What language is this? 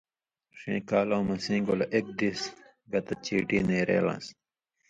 Indus Kohistani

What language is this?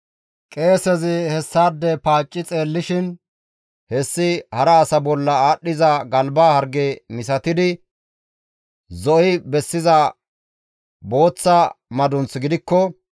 Gamo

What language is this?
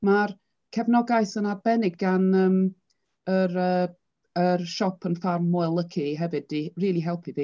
Welsh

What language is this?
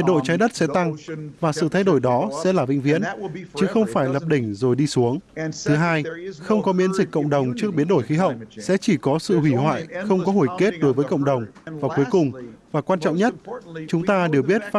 Vietnamese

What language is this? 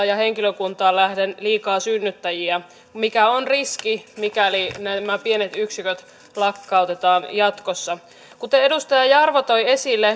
Finnish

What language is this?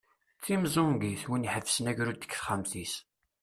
Kabyle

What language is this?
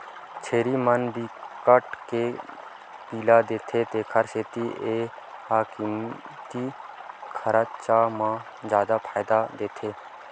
Chhattisgarhi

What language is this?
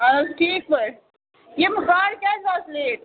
Kashmiri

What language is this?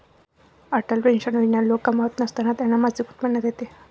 Marathi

